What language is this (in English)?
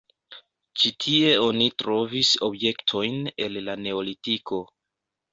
Esperanto